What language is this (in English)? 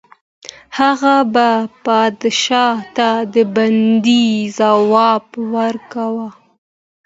Pashto